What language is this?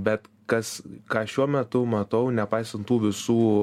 Lithuanian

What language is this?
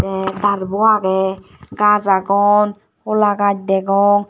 Chakma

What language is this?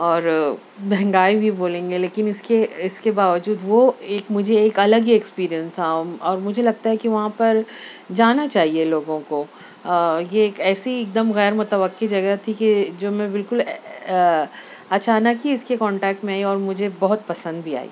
Urdu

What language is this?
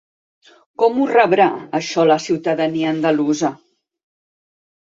Catalan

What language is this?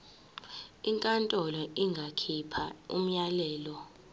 Zulu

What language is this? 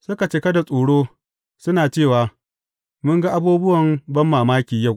Hausa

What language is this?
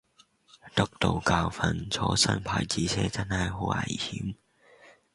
Cantonese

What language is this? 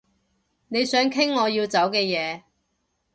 Cantonese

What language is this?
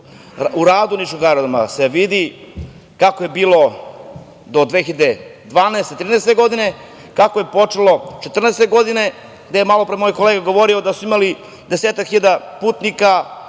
Serbian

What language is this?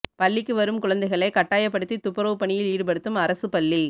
Tamil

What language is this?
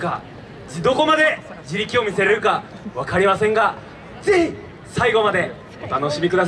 Japanese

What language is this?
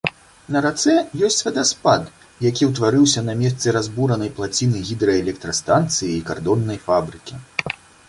Belarusian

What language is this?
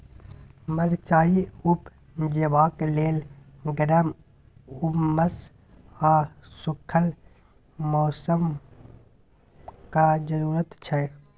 Maithili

